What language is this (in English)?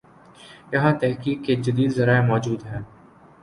Urdu